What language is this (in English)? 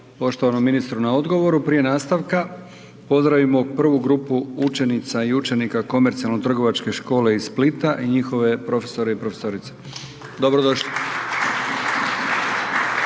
Croatian